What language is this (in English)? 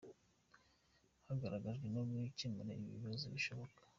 Kinyarwanda